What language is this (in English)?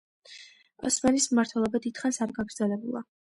Georgian